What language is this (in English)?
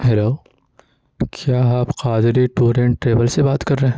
Urdu